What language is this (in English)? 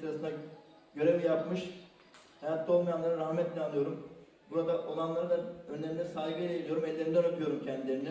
Turkish